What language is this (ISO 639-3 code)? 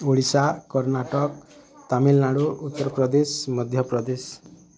ori